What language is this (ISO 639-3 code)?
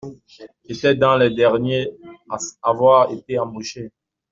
fra